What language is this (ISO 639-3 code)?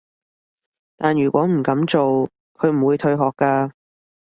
yue